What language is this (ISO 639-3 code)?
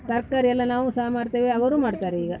kan